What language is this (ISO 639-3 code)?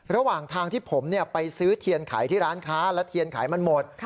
tha